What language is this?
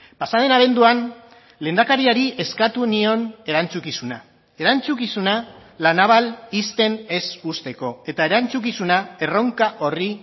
Basque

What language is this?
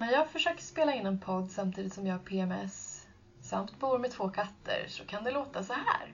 Swedish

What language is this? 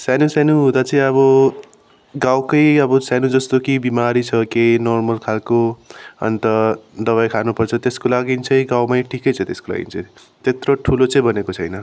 Nepali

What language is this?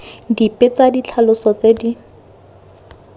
Tswana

